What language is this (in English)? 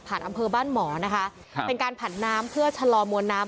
Thai